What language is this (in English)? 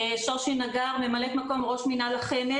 Hebrew